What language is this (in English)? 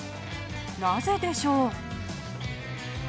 Japanese